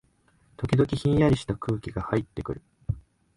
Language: Japanese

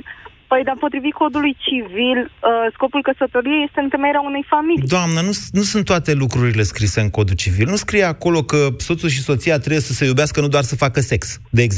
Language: Romanian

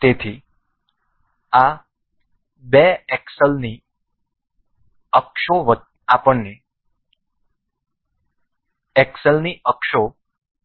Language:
Gujarati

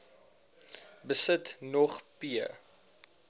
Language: Afrikaans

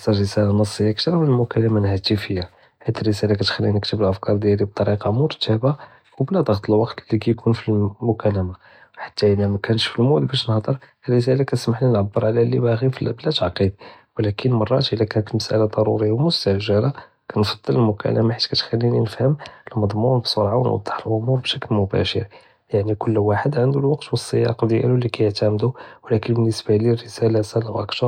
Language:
Judeo-Arabic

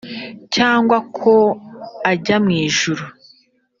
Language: Kinyarwanda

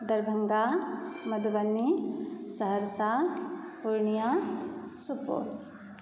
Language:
Maithili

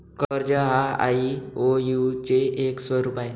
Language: Marathi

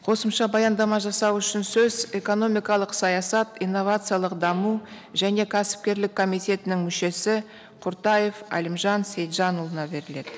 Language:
Kazakh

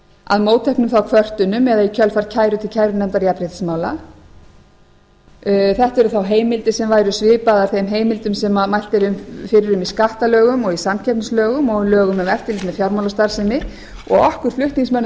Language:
Icelandic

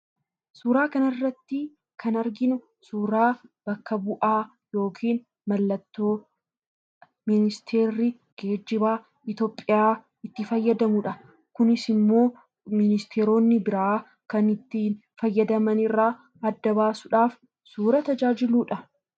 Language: Oromo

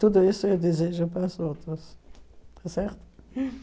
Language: Portuguese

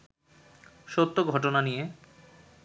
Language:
Bangla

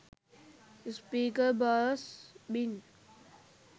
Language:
Sinhala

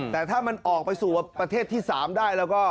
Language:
Thai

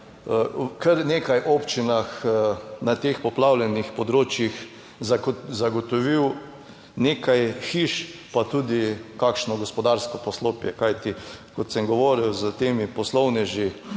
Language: Slovenian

